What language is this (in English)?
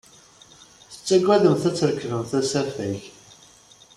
Kabyle